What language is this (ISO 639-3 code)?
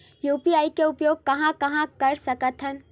hne